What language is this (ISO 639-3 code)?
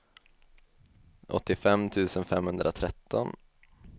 swe